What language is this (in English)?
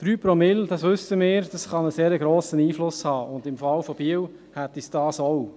Swiss German